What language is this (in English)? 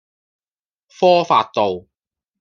Cantonese